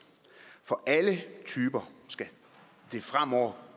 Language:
Danish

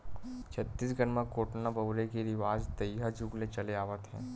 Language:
Chhattisgarhi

